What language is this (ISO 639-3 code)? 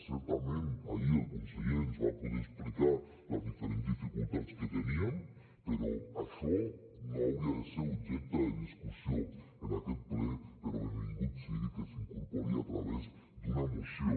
cat